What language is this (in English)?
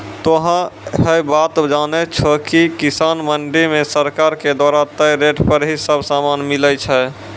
Maithili